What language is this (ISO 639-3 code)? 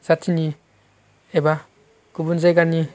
brx